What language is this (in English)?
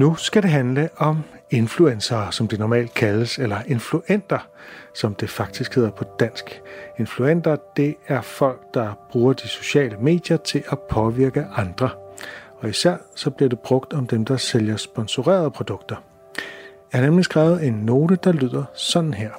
Danish